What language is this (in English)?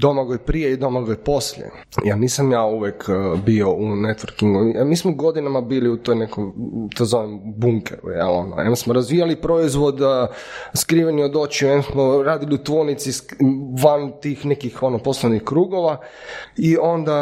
Croatian